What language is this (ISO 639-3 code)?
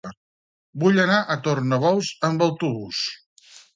cat